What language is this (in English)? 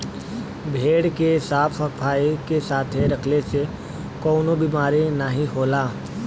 Bhojpuri